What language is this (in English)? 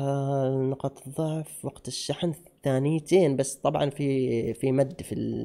Arabic